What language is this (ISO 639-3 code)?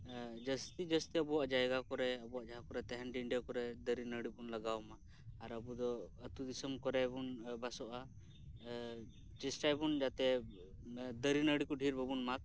sat